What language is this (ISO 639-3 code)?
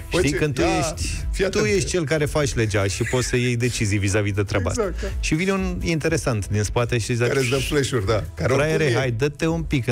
ron